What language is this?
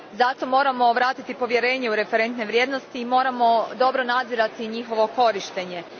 Croatian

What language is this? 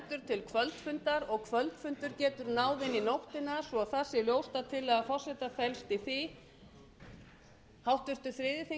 Icelandic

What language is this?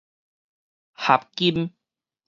Min Nan Chinese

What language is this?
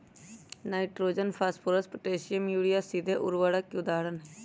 Magahi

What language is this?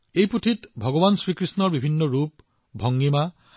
Assamese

